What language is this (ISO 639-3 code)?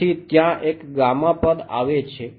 guj